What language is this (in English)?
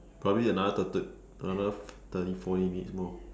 English